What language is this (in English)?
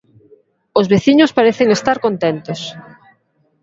Galician